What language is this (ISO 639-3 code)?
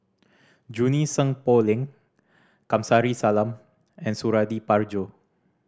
eng